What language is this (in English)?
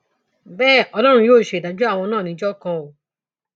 Yoruba